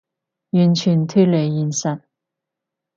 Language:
Cantonese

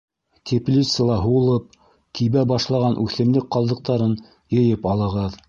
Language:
Bashkir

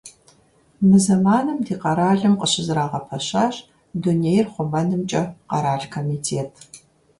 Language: Kabardian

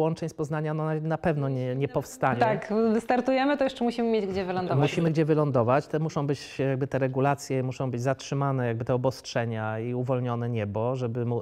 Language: Polish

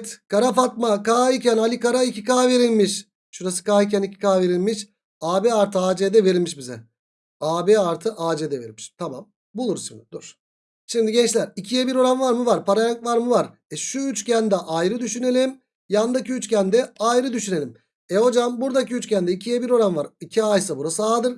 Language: Turkish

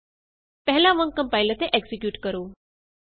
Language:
Punjabi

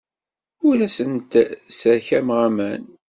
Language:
Kabyle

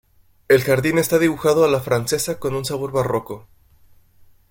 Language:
Spanish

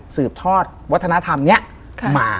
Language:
Thai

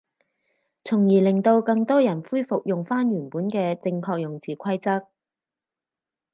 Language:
Cantonese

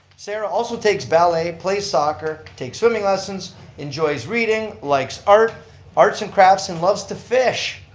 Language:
English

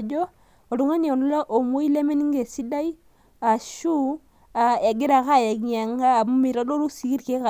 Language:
Masai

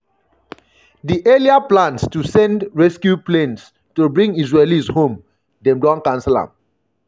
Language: Nigerian Pidgin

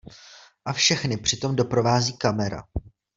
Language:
Czech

